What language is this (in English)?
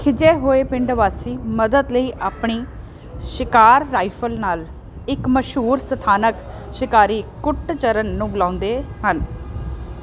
Punjabi